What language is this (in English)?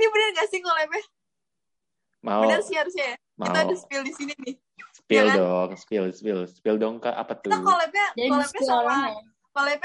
Indonesian